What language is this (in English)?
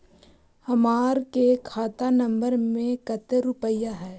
Magahi